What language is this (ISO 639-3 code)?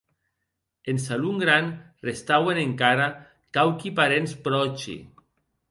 oci